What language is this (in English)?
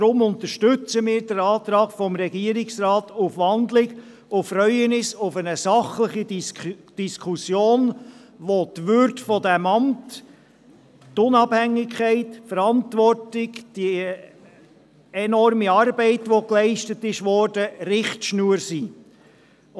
Swiss German